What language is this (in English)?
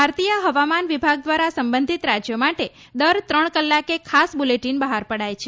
Gujarati